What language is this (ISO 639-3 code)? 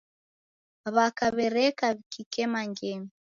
dav